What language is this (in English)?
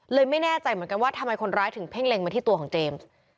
Thai